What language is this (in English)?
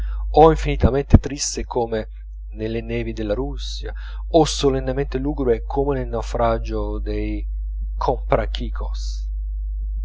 Italian